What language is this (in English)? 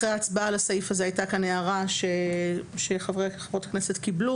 Hebrew